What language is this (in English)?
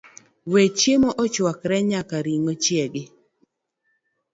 Luo (Kenya and Tanzania)